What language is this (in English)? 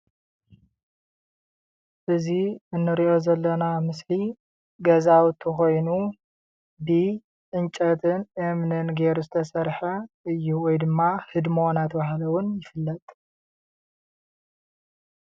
Tigrinya